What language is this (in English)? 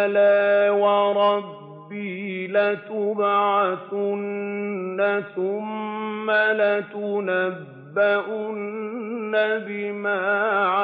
Arabic